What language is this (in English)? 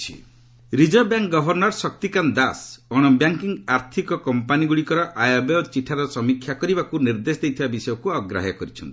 Odia